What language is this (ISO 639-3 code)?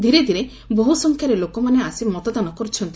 ori